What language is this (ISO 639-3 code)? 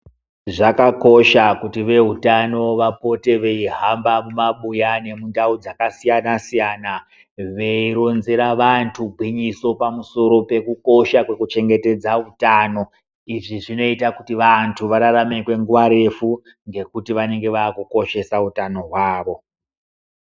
ndc